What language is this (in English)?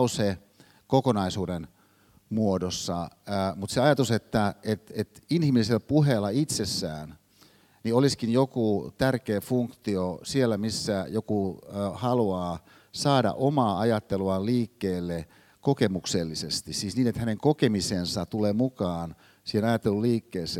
Finnish